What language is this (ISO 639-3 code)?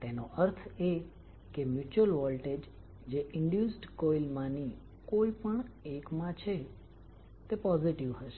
guj